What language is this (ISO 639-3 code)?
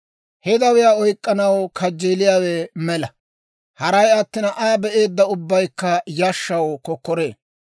dwr